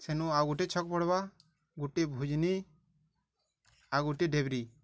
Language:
Odia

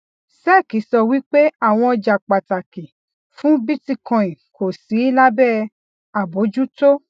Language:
Yoruba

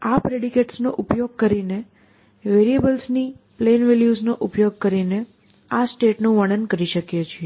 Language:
Gujarati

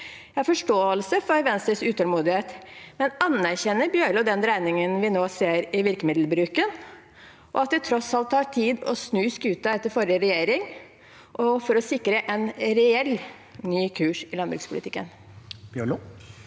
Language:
Norwegian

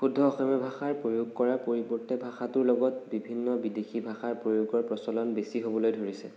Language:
Assamese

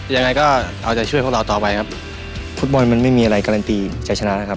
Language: Thai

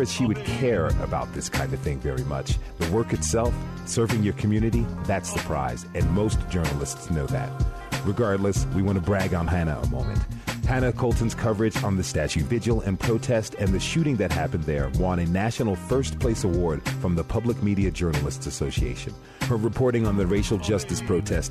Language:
English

